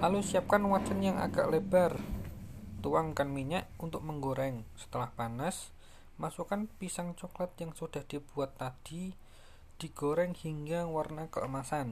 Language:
Indonesian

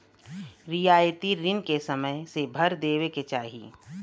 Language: Bhojpuri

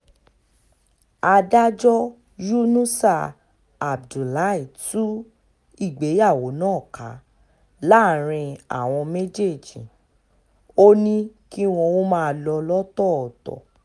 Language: Yoruba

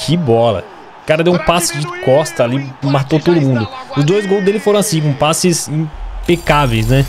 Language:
Portuguese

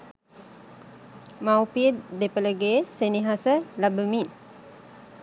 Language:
Sinhala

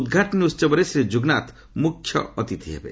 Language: Odia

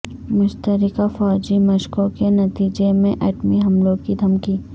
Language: Urdu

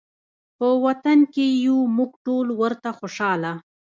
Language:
Pashto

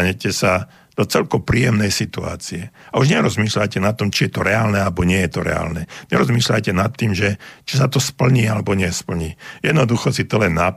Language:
Slovak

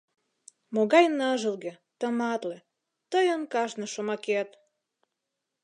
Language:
Mari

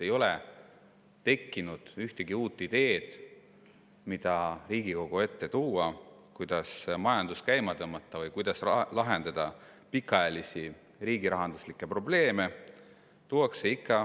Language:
Estonian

